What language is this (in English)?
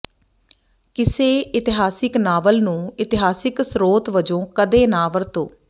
Punjabi